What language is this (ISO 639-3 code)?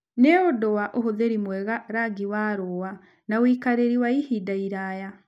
kik